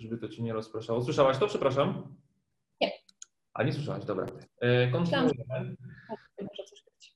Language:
Polish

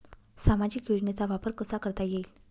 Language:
Marathi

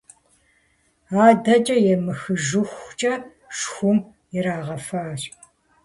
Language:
Kabardian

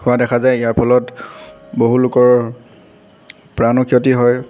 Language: Assamese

